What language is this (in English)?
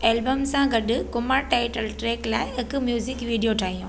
Sindhi